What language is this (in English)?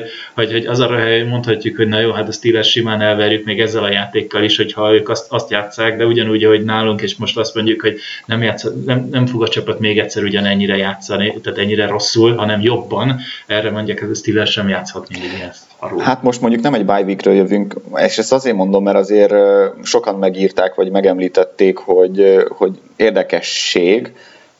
Hungarian